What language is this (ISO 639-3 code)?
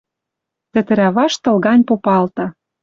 mrj